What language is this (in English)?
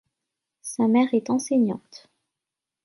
French